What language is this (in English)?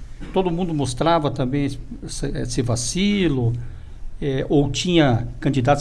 Portuguese